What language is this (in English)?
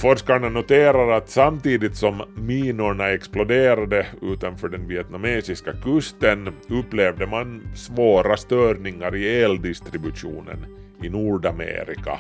Swedish